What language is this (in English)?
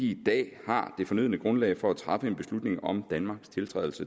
Danish